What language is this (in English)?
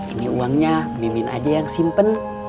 Indonesian